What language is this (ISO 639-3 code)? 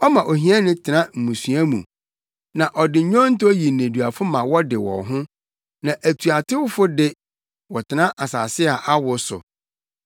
aka